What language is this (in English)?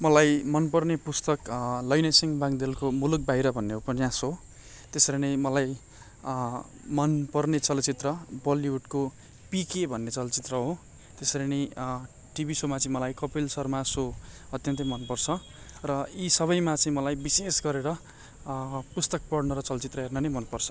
Nepali